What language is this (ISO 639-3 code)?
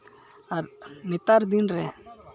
sat